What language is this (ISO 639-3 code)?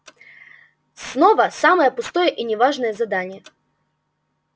rus